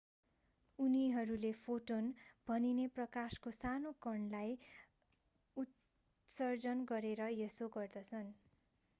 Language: Nepali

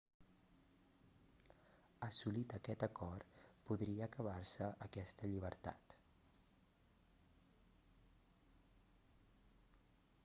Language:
Catalan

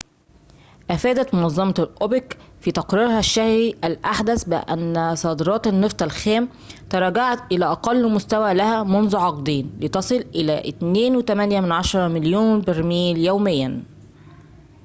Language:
Arabic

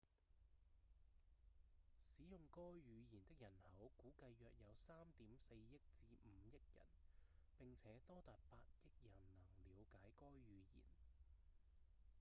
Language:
Cantonese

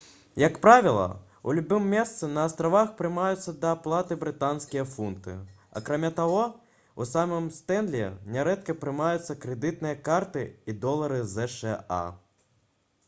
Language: Belarusian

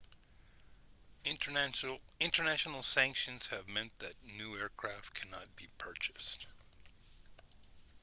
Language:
English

